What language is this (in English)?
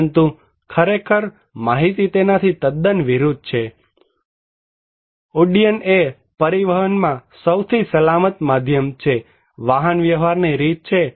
Gujarati